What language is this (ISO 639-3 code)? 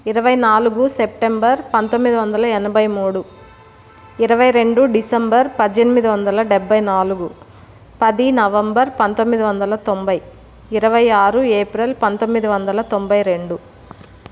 tel